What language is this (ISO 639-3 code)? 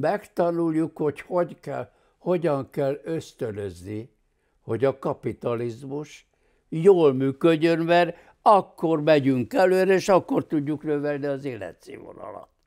hun